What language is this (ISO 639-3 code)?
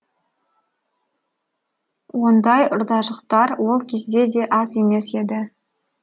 kaz